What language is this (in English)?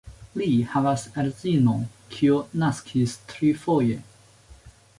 Esperanto